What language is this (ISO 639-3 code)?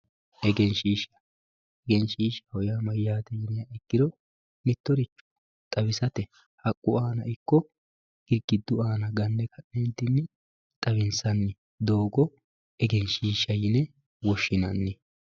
sid